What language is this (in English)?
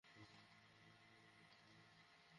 Bangla